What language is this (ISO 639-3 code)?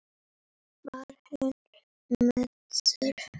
isl